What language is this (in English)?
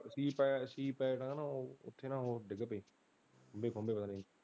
Punjabi